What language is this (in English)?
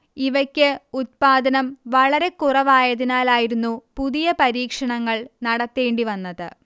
Malayalam